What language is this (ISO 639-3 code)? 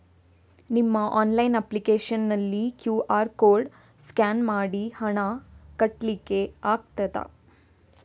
kan